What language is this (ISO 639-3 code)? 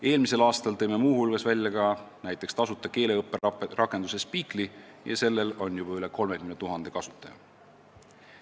est